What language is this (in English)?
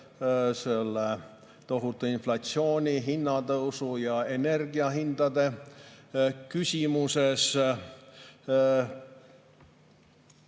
Estonian